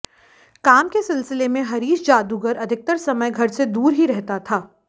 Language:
Hindi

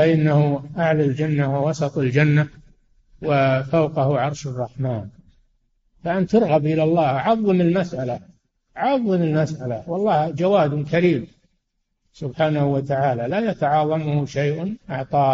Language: Arabic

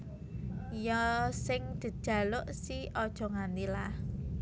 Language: Javanese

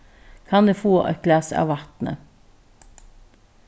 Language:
Faroese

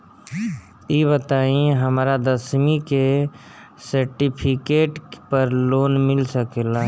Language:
Bhojpuri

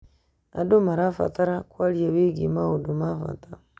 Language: Kikuyu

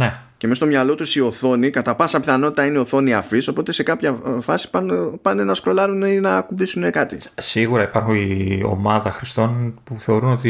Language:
Greek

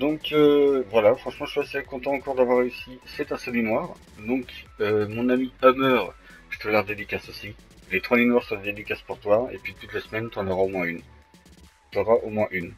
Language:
French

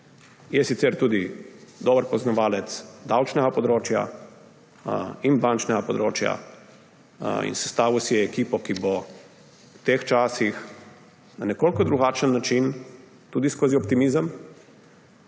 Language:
Slovenian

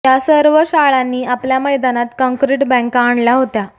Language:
Marathi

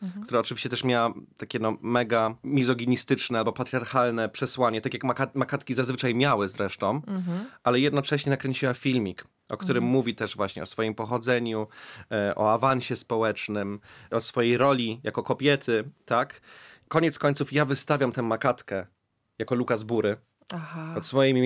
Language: Polish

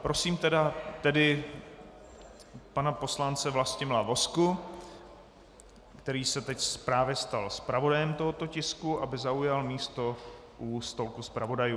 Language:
Czech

